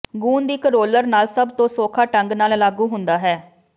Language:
Punjabi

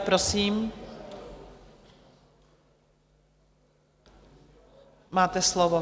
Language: Czech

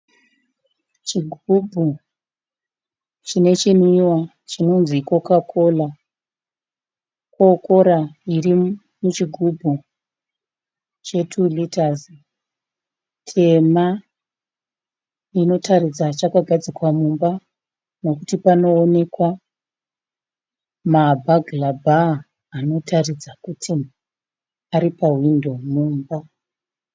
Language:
Shona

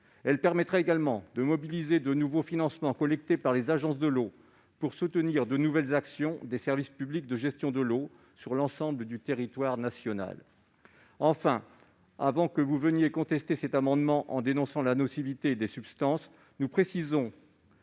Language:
French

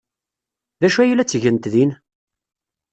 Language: Kabyle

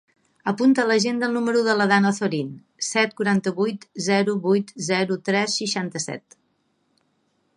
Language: Catalan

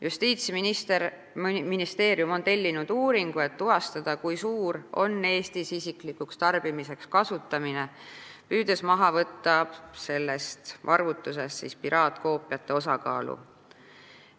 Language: Estonian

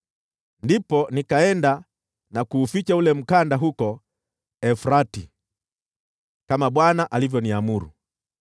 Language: Swahili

